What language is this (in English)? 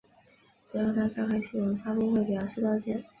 Chinese